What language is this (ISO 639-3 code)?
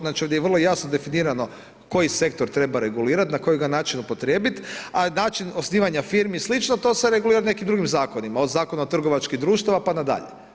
hrv